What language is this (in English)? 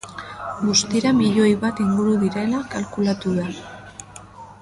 Basque